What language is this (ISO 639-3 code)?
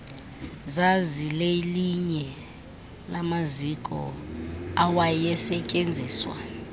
xho